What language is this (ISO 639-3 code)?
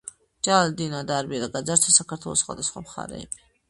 kat